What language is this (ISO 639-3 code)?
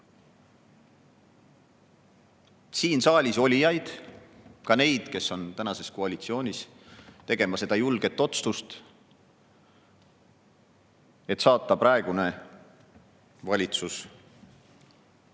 est